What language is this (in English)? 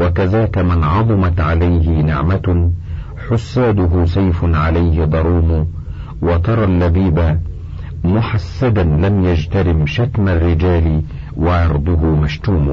Arabic